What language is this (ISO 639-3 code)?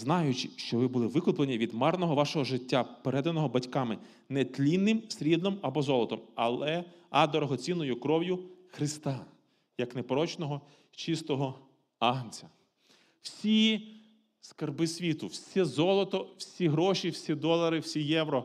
ukr